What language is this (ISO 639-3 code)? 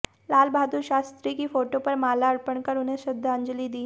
hin